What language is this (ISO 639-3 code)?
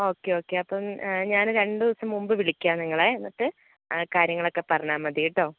mal